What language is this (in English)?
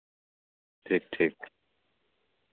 Santali